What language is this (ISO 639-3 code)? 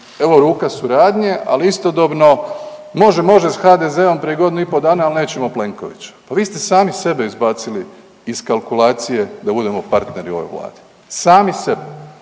hrv